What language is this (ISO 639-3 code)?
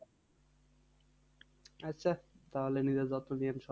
ben